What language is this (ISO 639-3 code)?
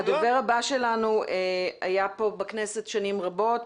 heb